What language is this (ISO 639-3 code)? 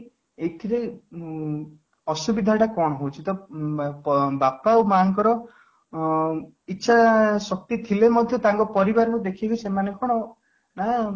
ori